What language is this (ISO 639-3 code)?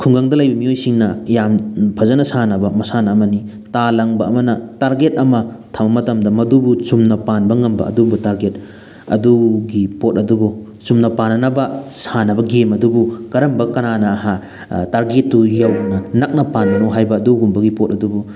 mni